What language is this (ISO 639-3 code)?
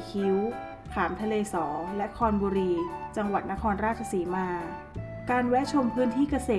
tha